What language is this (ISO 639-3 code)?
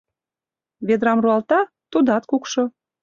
chm